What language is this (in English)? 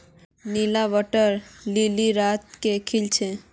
Magahi